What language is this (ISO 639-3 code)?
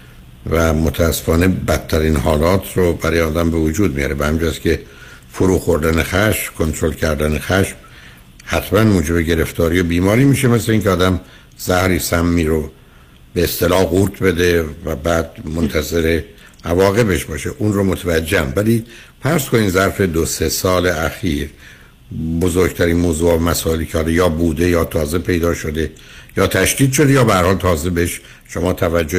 fas